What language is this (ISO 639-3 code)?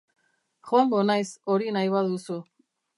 eus